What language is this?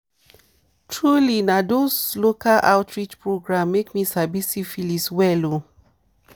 Nigerian Pidgin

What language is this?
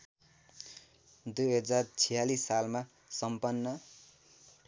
Nepali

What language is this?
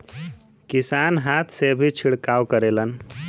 Bhojpuri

